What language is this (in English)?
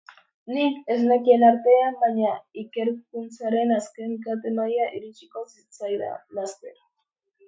Basque